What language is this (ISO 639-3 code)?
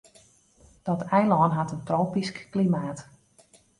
fry